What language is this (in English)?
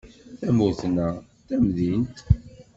Kabyle